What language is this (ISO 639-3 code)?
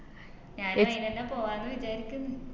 mal